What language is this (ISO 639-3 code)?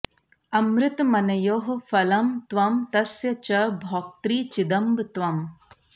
san